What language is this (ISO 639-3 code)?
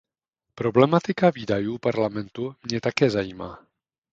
ces